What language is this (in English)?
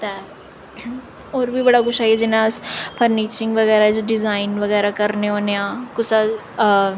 Dogri